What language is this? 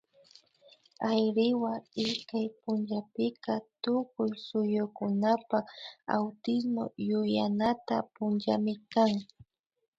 Imbabura Highland Quichua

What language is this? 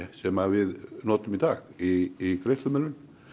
Icelandic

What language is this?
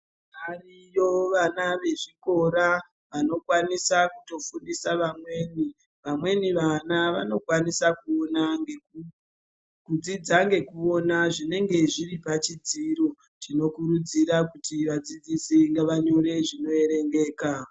Ndau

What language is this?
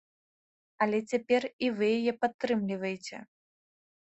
Belarusian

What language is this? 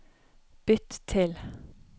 Norwegian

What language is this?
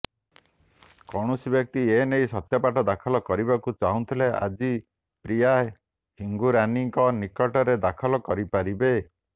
Odia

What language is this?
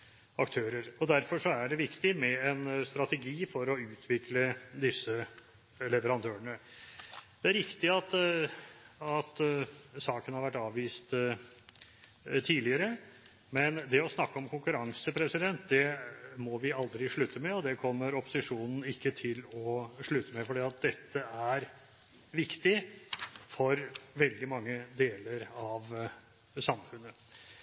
Norwegian Bokmål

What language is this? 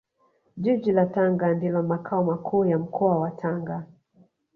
Swahili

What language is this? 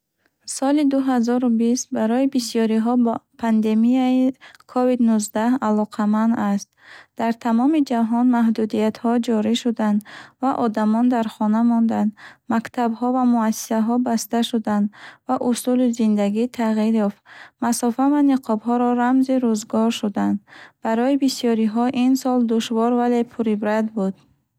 Bukharic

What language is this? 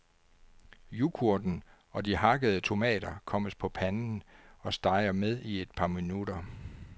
Danish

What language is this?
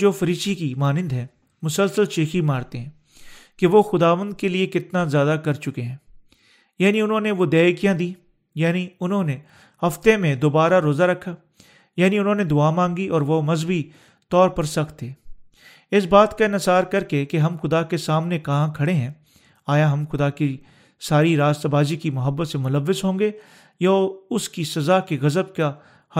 Urdu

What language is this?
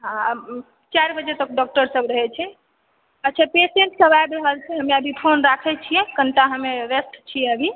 Maithili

